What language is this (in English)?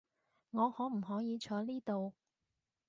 Cantonese